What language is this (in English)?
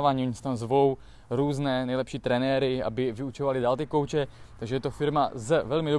Czech